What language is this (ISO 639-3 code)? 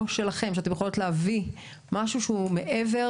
heb